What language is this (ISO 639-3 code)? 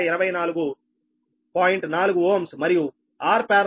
tel